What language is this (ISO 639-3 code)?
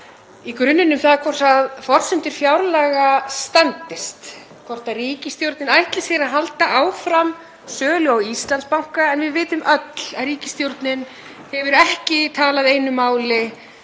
isl